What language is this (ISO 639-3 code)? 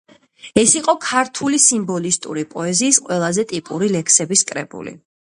kat